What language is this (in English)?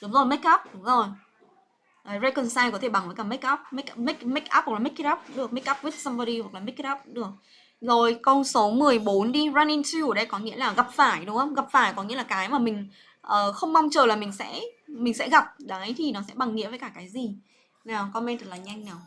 Vietnamese